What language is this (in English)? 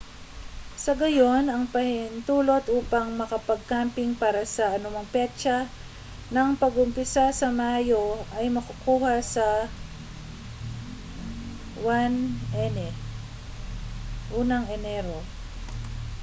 Filipino